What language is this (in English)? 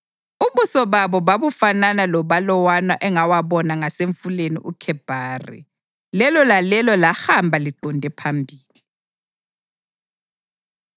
North Ndebele